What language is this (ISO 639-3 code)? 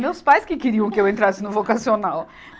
por